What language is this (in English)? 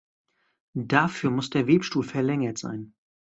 German